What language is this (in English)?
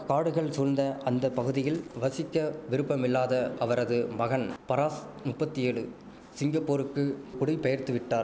Tamil